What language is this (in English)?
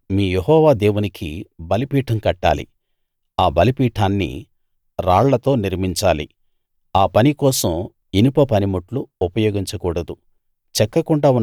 Telugu